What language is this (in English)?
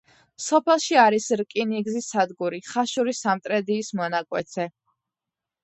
Georgian